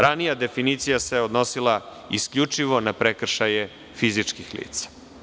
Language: Serbian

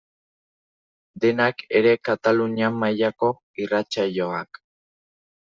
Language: Basque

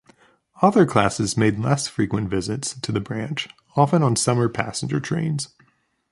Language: English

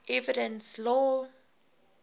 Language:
English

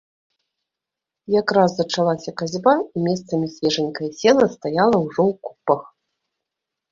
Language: Belarusian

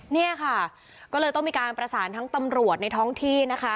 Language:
Thai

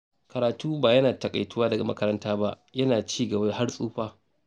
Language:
Hausa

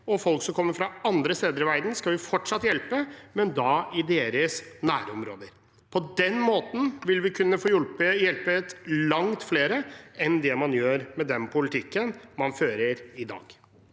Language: Norwegian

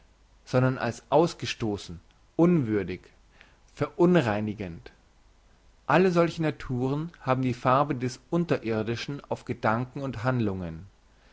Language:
German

